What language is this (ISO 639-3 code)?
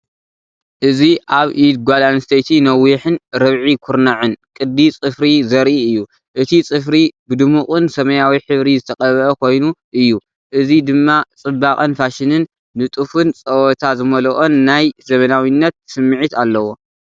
tir